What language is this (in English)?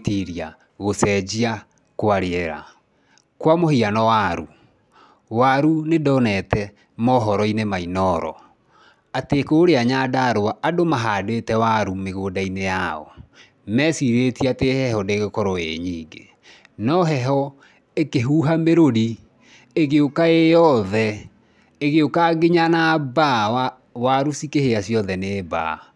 Kikuyu